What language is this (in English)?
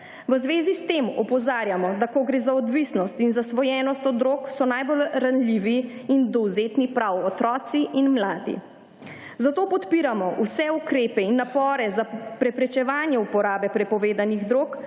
Slovenian